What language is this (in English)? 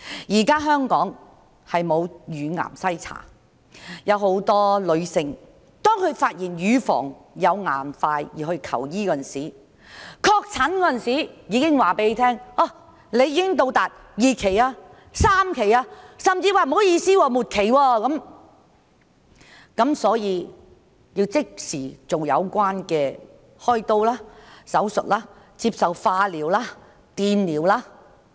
Cantonese